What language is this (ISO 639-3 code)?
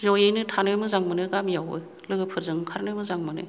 brx